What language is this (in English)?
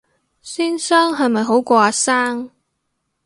Cantonese